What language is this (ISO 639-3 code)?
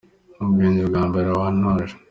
kin